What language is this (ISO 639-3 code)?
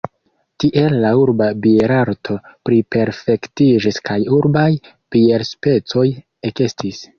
epo